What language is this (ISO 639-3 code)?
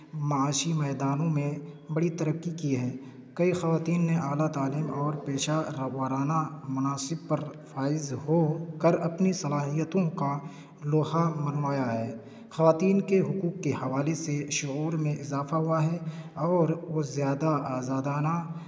urd